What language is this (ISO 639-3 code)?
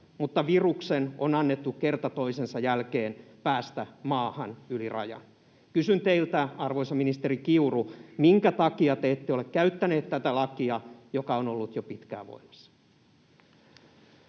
fin